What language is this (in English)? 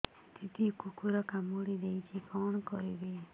Odia